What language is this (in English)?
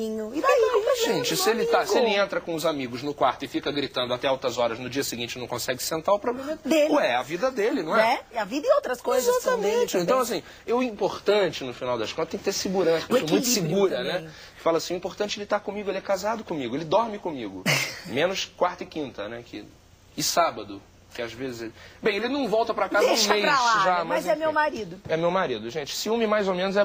Portuguese